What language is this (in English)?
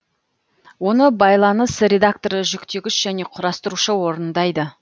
Kazakh